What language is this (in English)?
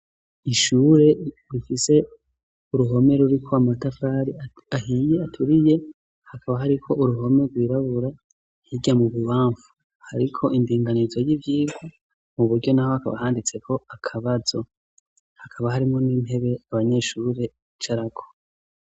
Rundi